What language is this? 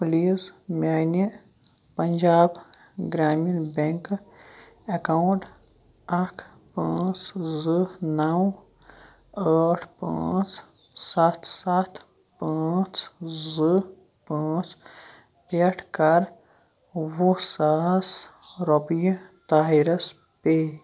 Kashmiri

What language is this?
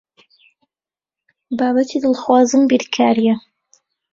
Central Kurdish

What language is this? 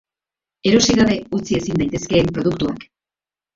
Basque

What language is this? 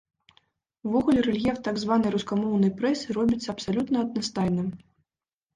Belarusian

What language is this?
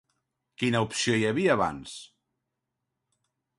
Catalan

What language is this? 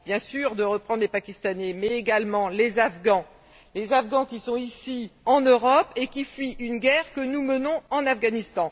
French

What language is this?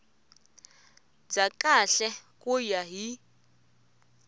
Tsonga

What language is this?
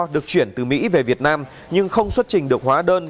Vietnamese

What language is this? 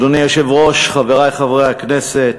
Hebrew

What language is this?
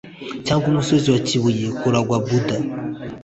Kinyarwanda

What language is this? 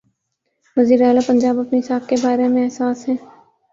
Urdu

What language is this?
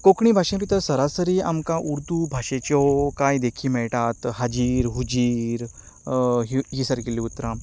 Konkani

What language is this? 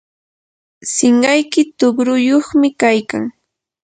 Yanahuanca Pasco Quechua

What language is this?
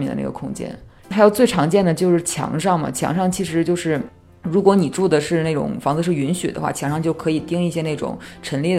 Chinese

